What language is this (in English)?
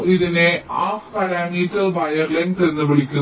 Malayalam